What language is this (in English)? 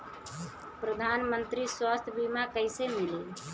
Bhojpuri